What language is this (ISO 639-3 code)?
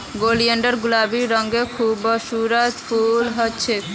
mag